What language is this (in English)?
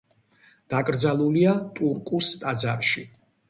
Georgian